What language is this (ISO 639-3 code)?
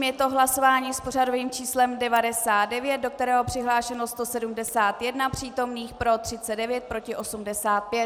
ces